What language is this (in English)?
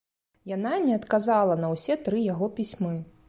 Belarusian